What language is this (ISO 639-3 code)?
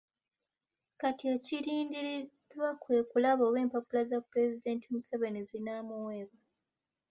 lug